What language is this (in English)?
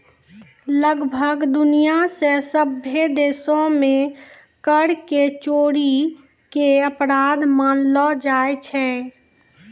Maithili